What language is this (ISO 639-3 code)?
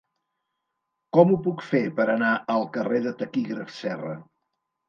cat